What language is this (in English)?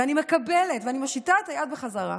Hebrew